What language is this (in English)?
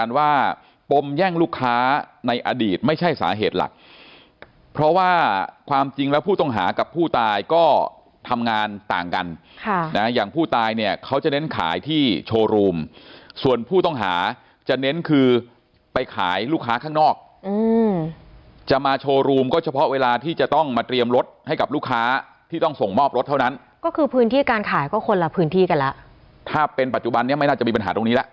Thai